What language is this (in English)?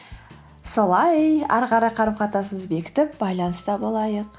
Kazakh